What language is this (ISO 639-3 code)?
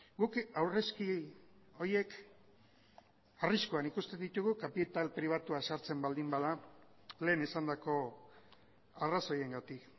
eus